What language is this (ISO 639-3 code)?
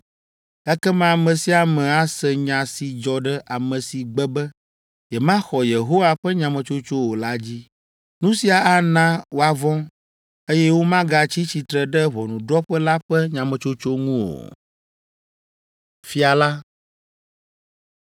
ewe